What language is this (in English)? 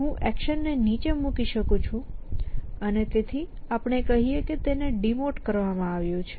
Gujarati